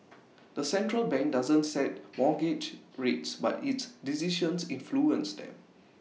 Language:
English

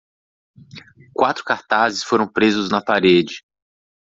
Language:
Portuguese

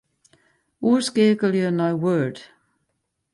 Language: Western Frisian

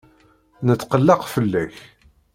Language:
Kabyle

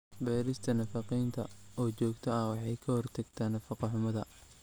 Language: Somali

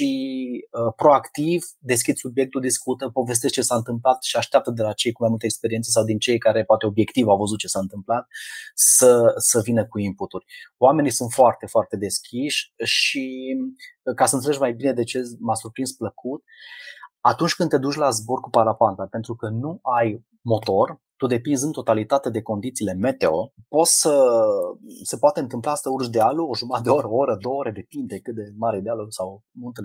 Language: Romanian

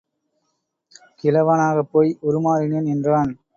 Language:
Tamil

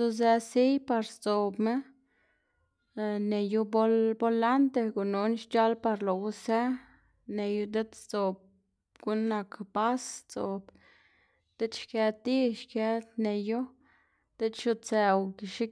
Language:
Xanaguía Zapotec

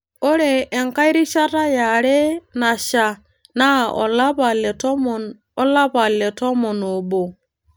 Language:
Masai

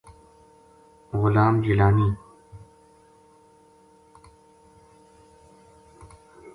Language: Gujari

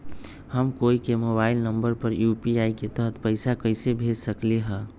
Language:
Magahi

